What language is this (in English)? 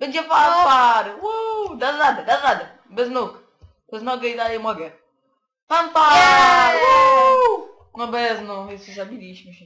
Polish